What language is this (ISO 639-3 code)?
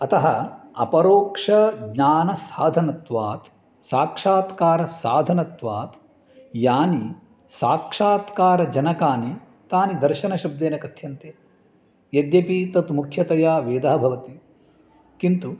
san